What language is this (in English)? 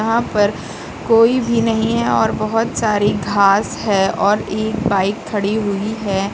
Hindi